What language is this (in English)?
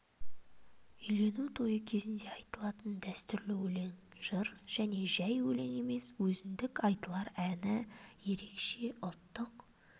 Kazakh